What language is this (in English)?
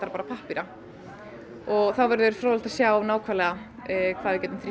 Icelandic